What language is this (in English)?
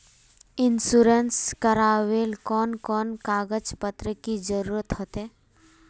Magahi